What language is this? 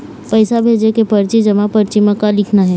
Chhattisgarhi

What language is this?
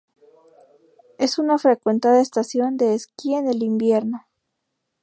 Spanish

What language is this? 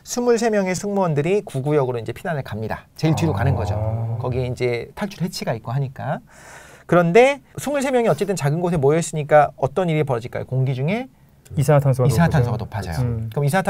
Korean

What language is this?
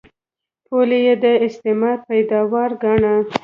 Pashto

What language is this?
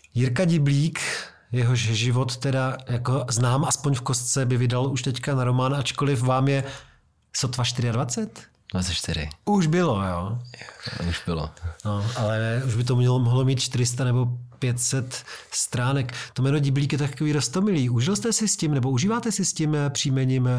Czech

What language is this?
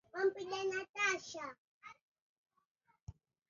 Swahili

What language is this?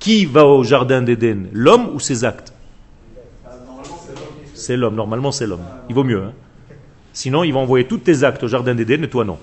French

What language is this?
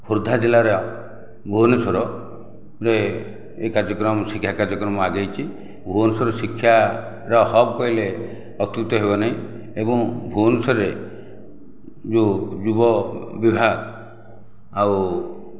Odia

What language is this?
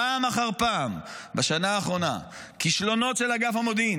Hebrew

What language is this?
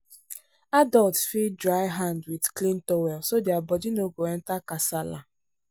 Nigerian Pidgin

